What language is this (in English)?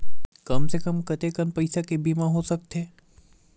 Chhattisgarhi